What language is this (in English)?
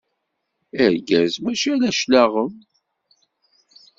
Kabyle